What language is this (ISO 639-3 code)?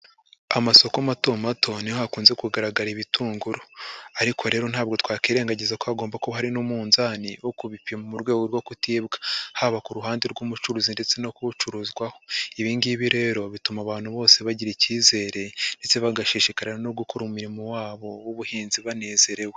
kin